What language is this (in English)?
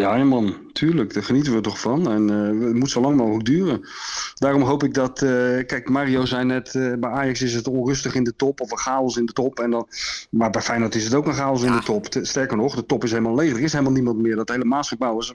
Dutch